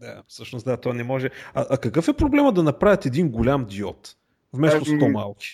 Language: Bulgarian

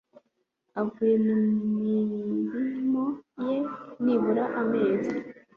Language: Kinyarwanda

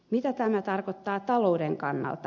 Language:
Finnish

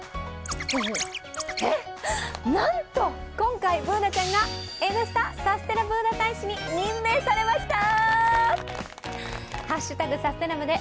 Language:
Japanese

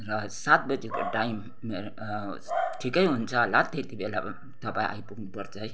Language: Nepali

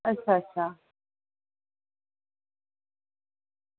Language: Dogri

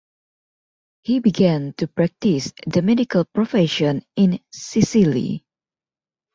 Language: English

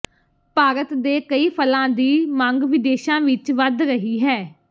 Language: Punjabi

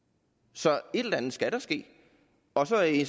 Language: Danish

